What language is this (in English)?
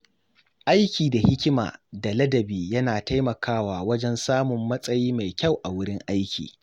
Hausa